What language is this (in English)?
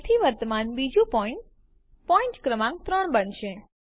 Gujarati